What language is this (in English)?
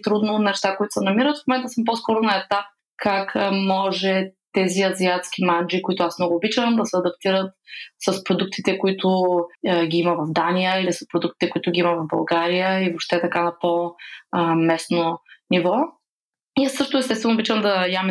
Bulgarian